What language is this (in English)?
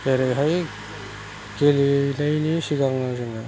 Bodo